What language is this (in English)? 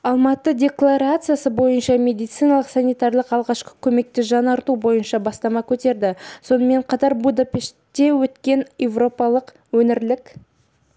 Kazakh